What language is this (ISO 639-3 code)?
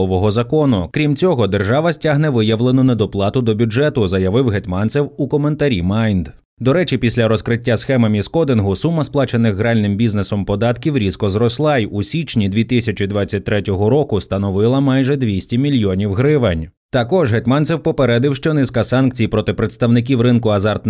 ukr